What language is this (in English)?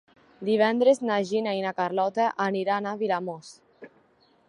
Catalan